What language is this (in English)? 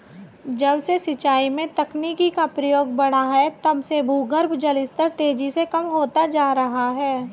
Hindi